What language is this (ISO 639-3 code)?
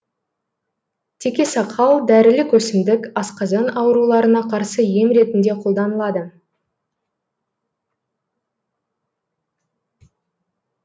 kaz